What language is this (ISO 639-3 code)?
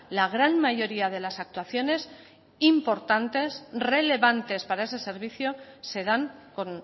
spa